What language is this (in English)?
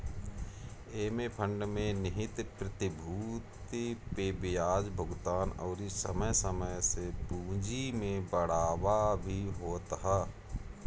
Bhojpuri